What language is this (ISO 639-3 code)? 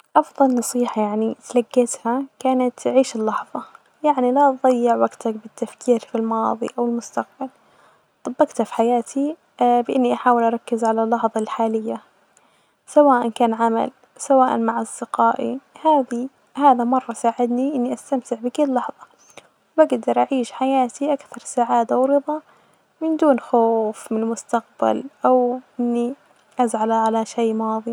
ars